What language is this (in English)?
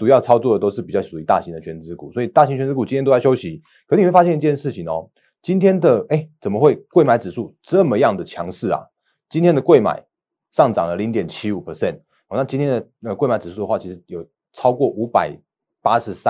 Chinese